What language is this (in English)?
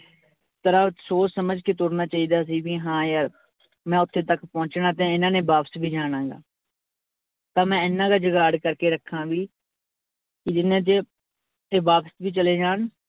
Punjabi